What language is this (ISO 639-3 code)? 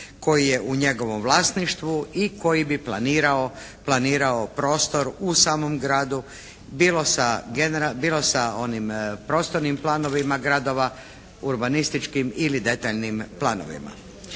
hrv